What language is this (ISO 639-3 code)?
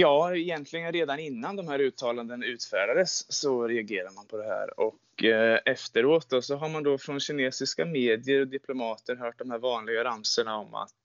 swe